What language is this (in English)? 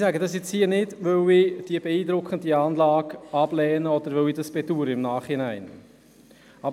Swiss German